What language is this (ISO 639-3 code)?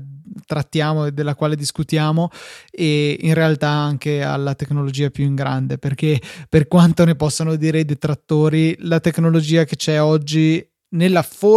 ita